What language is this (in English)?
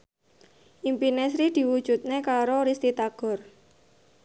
Javanese